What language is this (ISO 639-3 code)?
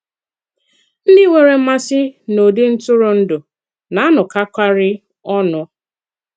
ibo